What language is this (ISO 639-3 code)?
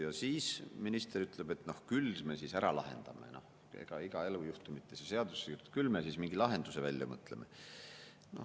est